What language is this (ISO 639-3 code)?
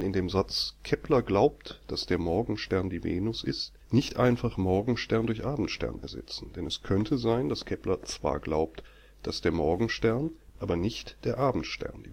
deu